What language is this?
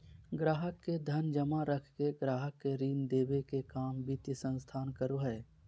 Magahi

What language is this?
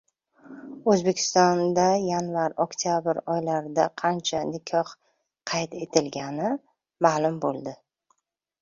Uzbek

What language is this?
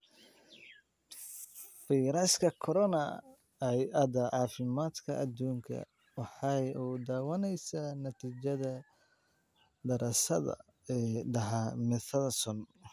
Somali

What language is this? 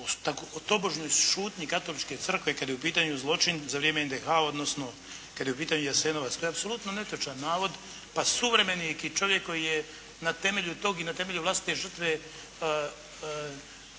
Croatian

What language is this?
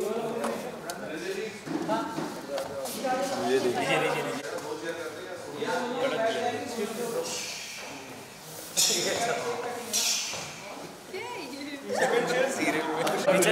Hindi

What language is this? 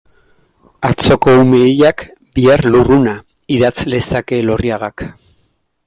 Basque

